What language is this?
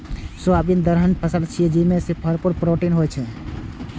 Maithili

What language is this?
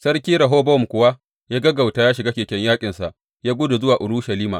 Hausa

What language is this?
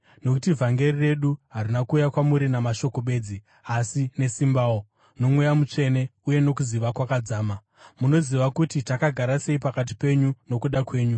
Shona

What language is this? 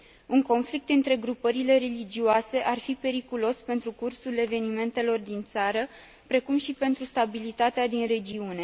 Romanian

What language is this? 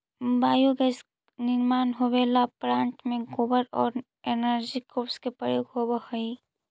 Magahi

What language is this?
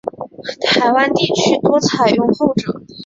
Chinese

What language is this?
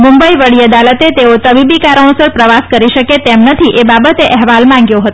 Gujarati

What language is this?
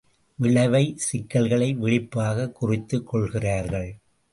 Tamil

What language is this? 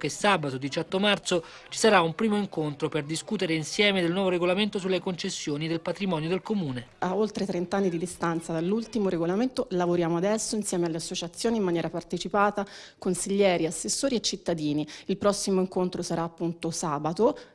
Italian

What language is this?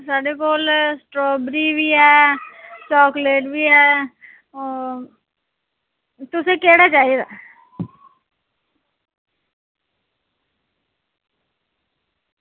Dogri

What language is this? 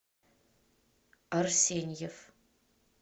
Russian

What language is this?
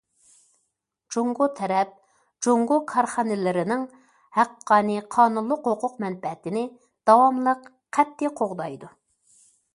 Uyghur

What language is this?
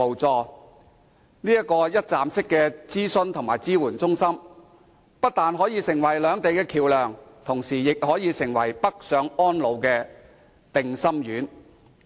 Cantonese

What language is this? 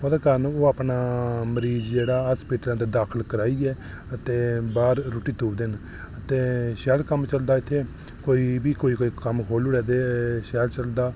Dogri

